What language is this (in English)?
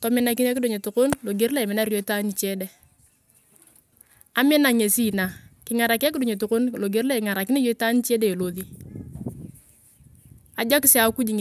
Turkana